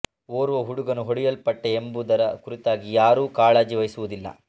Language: Kannada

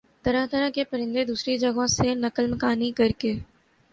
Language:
Urdu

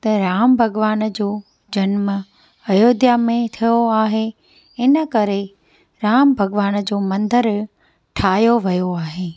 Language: Sindhi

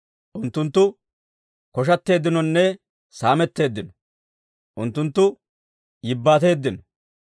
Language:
Dawro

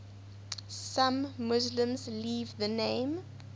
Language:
English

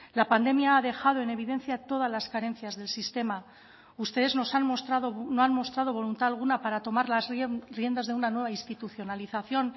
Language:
Spanish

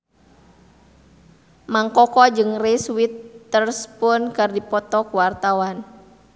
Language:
Sundanese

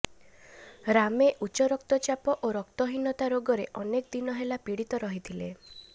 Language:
Odia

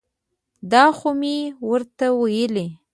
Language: Pashto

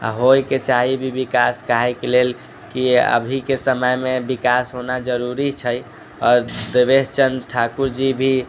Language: Maithili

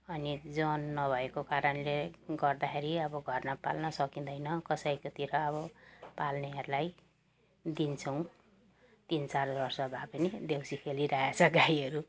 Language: Nepali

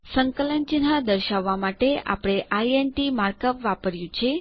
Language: Gujarati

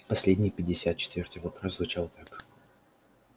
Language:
Russian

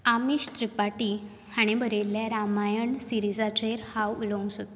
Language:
Konkani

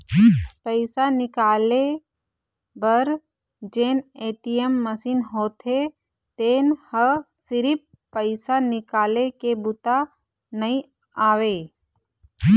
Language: Chhattisgarhi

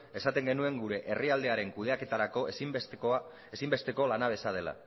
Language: Basque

